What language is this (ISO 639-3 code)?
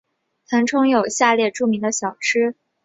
zho